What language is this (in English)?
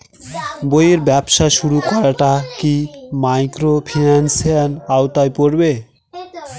Bangla